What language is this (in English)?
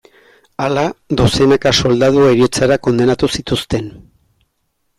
Basque